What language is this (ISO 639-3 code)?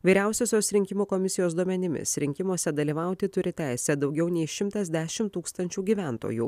lit